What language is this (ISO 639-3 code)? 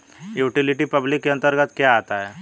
hin